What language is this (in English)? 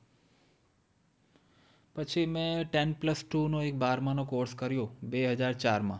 Gujarati